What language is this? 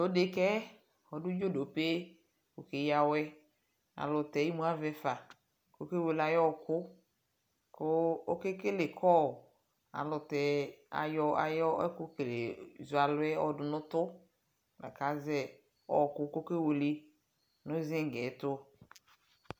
Ikposo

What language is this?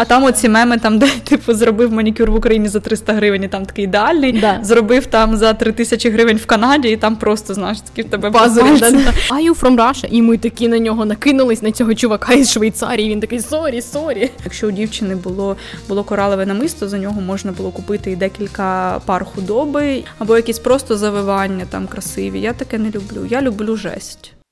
Ukrainian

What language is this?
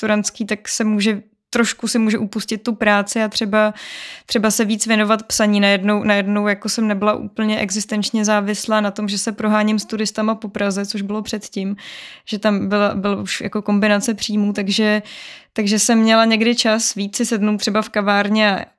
Czech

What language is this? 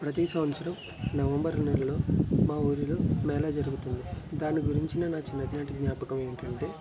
Telugu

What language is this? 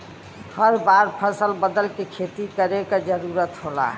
Bhojpuri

